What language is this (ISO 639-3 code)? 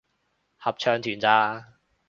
yue